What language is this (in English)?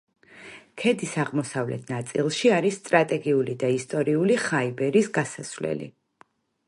Georgian